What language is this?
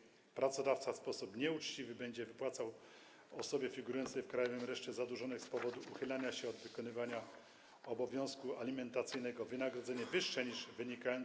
Polish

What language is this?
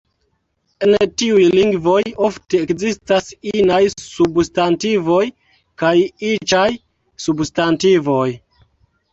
Esperanto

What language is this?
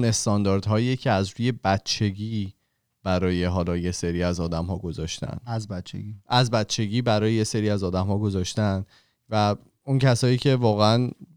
Persian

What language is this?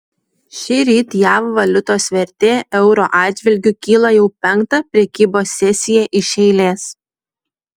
Lithuanian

